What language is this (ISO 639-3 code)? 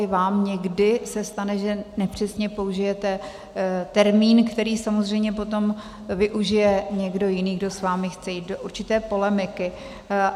ces